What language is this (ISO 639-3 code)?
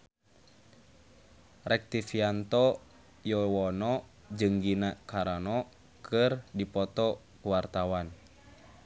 sun